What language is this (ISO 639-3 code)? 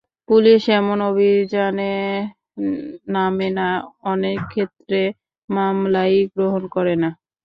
ben